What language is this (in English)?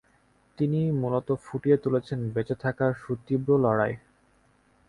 Bangla